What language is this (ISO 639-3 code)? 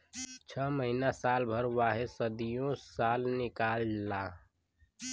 bho